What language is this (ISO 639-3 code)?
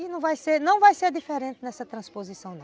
por